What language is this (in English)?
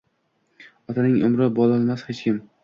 Uzbek